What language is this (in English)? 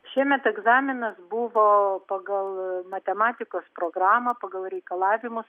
Lithuanian